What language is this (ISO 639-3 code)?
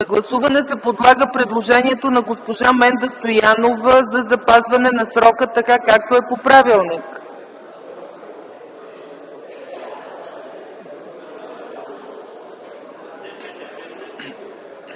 bul